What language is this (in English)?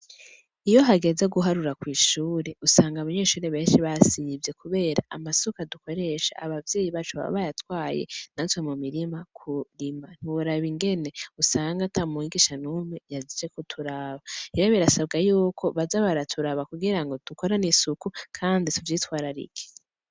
Rundi